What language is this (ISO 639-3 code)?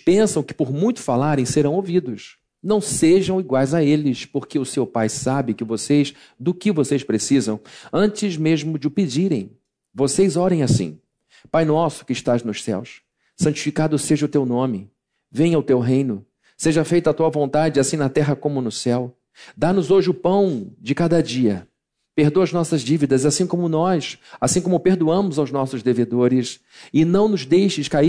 por